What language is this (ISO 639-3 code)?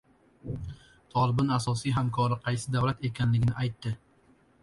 uzb